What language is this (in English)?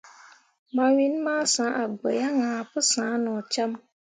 Mundang